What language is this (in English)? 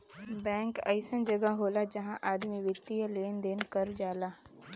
Bhojpuri